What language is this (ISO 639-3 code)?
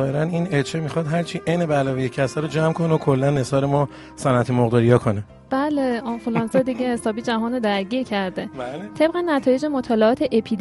fas